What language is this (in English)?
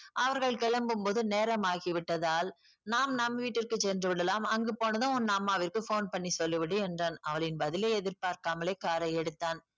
Tamil